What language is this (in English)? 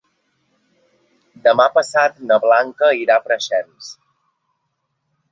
Catalan